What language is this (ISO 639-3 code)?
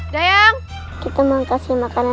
ind